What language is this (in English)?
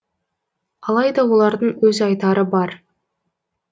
Kazakh